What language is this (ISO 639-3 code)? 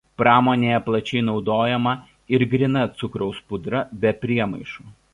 lit